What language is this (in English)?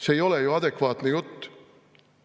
Estonian